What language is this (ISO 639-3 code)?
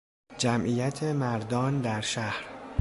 fas